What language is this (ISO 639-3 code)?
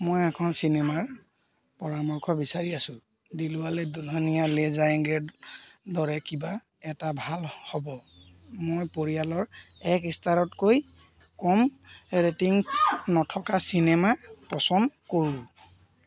asm